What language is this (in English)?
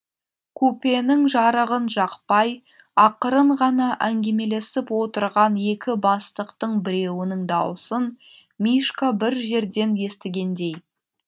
Kazakh